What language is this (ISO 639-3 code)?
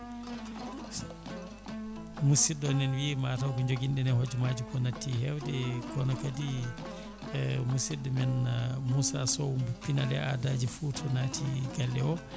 ful